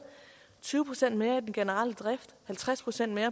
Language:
Danish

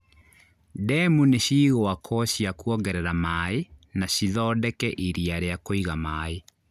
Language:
Kikuyu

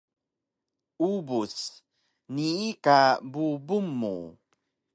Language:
Taroko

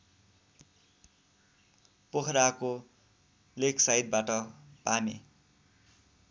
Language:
Nepali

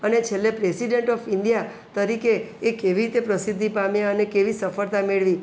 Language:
Gujarati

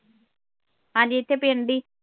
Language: Punjabi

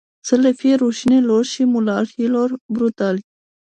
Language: Romanian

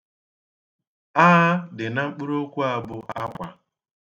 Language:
Igbo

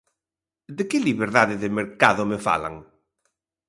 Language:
Galician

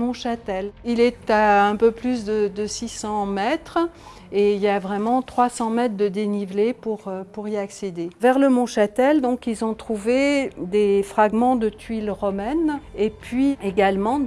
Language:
French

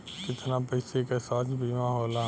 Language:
Bhojpuri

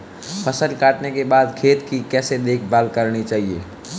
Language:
Hindi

